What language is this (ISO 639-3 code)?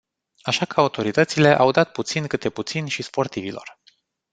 ron